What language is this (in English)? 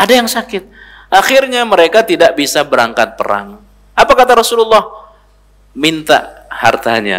Indonesian